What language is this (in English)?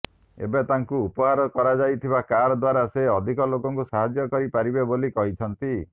Odia